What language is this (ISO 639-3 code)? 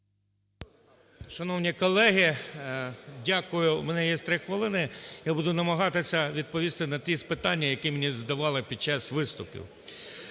ukr